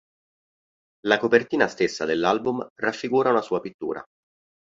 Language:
Italian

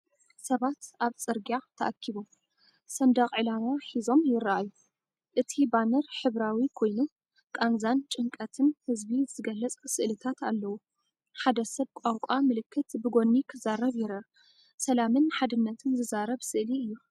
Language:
Tigrinya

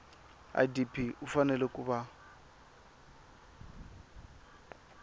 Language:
Tsonga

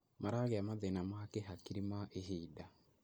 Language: Kikuyu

